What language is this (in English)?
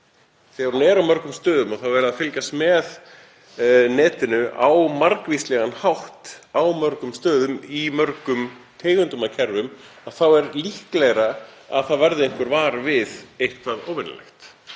Icelandic